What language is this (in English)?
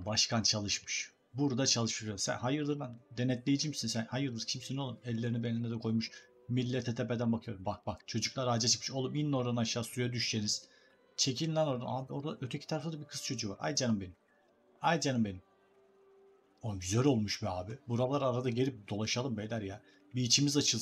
Turkish